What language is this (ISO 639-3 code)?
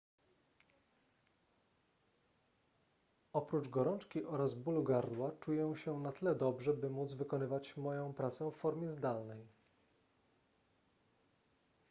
pol